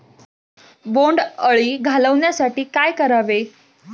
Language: Marathi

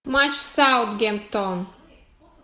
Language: Russian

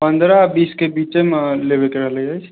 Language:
Maithili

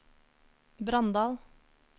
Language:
Norwegian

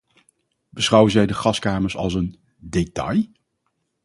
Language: Dutch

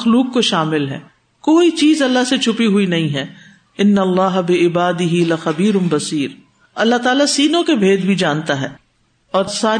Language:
Urdu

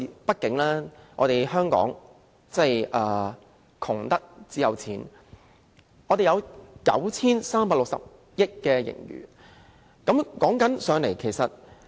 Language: Cantonese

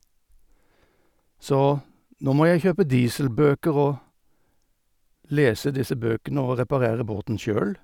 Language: Norwegian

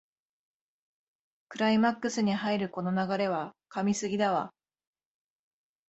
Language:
Japanese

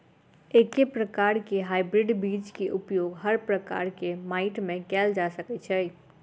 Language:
Maithili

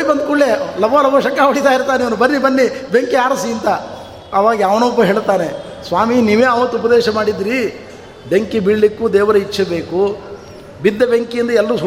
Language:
Kannada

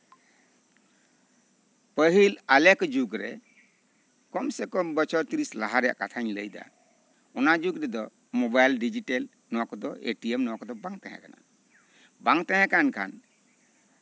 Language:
Santali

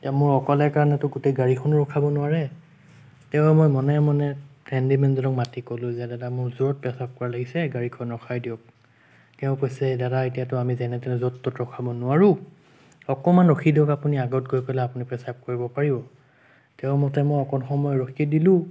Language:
Assamese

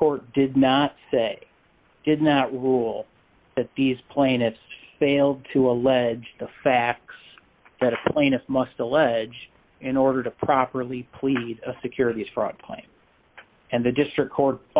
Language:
English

